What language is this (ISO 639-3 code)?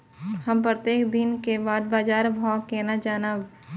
mai